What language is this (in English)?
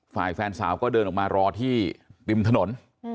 Thai